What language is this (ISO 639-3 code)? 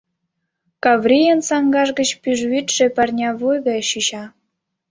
chm